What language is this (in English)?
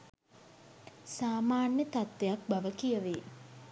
Sinhala